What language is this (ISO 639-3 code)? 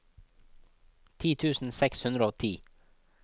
nor